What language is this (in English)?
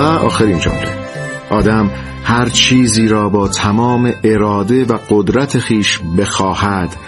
Persian